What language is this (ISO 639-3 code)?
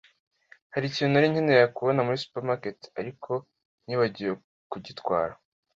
kin